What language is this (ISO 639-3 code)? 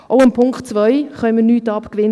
gsw